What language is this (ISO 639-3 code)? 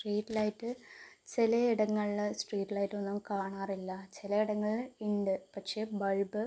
mal